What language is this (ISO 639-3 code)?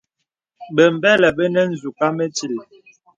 beb